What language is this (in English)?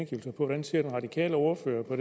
Danish